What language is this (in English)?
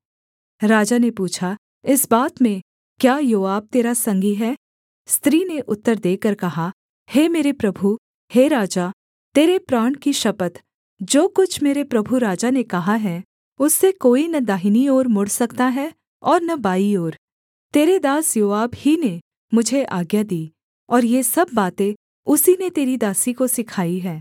Hindi